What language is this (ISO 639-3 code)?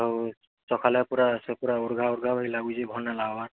ori